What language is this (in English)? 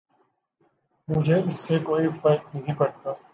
Urdu